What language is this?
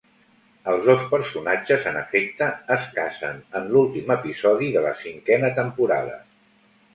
Catalan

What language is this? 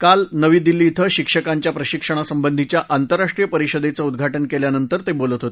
Marathi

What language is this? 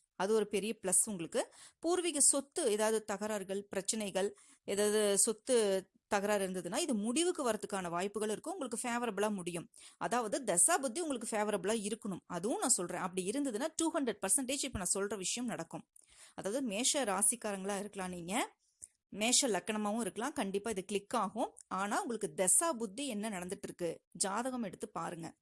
Tamil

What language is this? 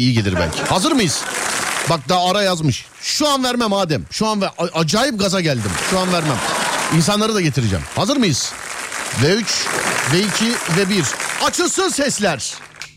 Turkish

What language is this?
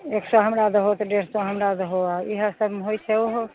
Maithili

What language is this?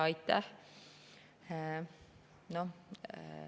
Estonian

